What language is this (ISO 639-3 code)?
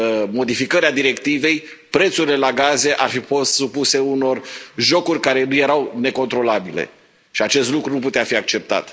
ron